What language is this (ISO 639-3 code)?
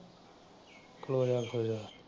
pan